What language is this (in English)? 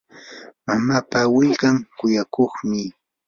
Yanahuanca Pasco Quechua